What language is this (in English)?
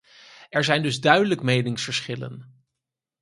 Dutch